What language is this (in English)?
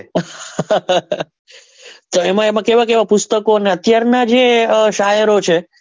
Gujarati